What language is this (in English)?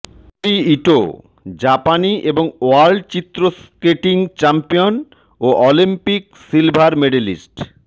Bangla